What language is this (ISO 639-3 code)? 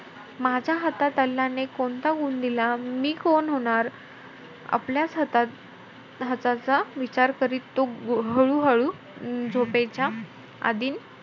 mar